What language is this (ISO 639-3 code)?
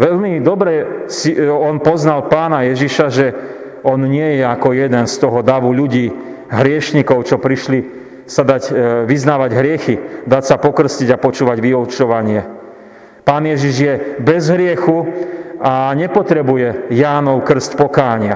slk